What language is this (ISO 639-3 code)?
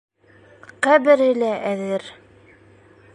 bak